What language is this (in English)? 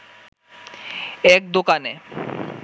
Bangla